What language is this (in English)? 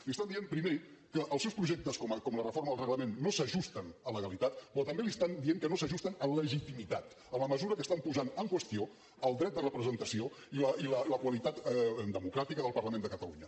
Catalan